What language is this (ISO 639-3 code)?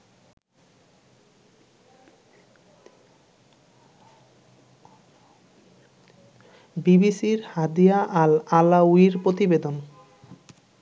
ben